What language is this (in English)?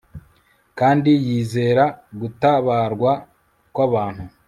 Kinyarwanda